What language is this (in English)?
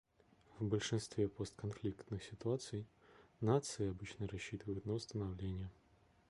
Russian